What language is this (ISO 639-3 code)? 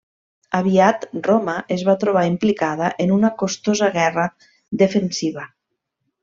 cat